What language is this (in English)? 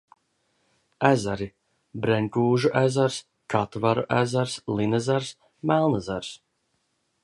Latvian